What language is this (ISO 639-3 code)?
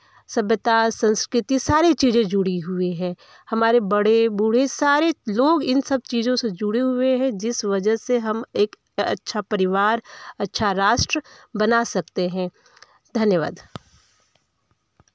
hin